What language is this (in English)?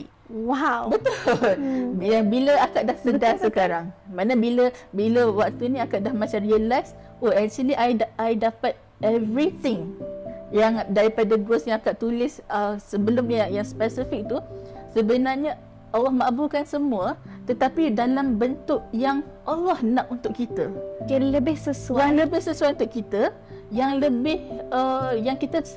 Malay